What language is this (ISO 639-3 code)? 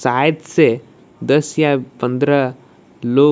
hin